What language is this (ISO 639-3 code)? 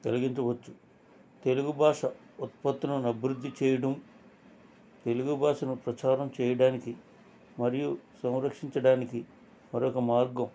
tel